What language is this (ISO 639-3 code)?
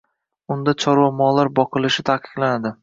uzb